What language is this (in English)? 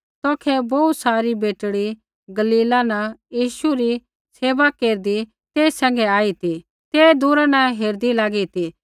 Kullu Pahari